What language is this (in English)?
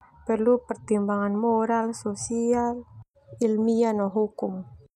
Termanu